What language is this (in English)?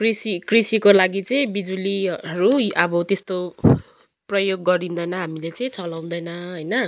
Nepali